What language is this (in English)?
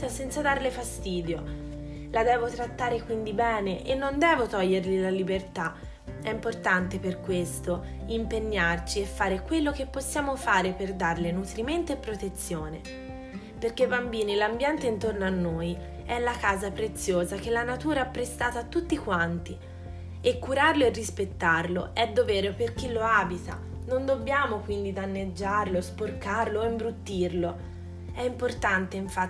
Italian